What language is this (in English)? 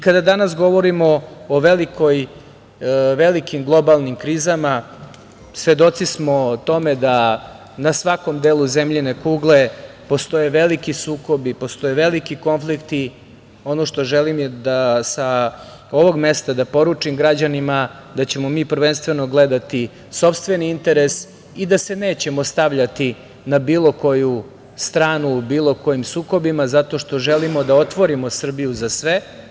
Serbian